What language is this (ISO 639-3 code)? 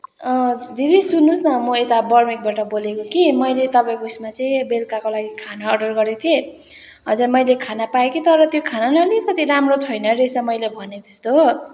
nep